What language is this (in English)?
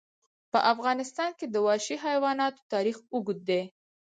Pashto